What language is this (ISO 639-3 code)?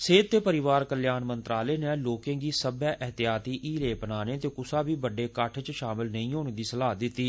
doi